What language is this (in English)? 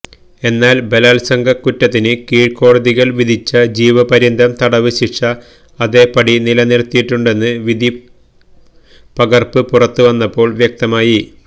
Malayalam